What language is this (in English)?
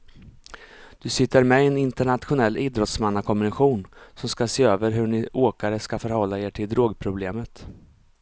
Swedish